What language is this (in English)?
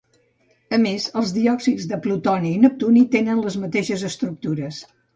Catalan